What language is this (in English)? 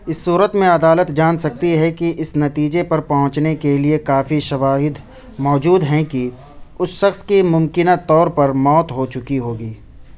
Urdu